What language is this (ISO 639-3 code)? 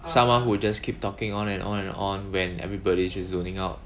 eng